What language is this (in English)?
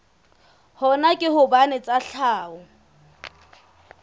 Southern Sotho